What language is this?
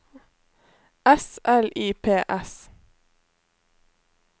Norwegian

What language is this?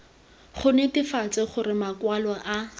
Tswana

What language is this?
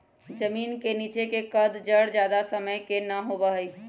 Magahi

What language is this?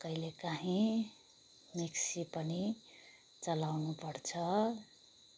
Nepali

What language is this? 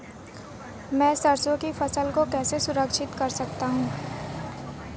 Hindi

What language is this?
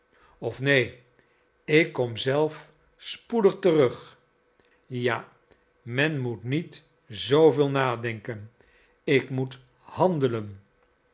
Dutch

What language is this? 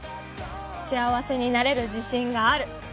Japanese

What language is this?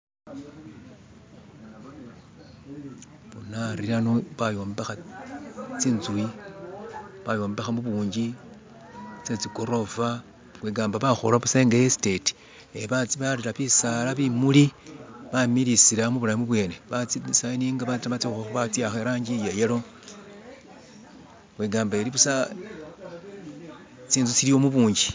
Masaaba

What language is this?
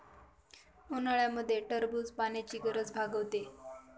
Marathi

